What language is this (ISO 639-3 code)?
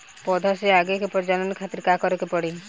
bho